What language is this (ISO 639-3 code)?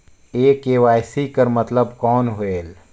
hne